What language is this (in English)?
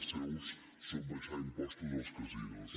Catalan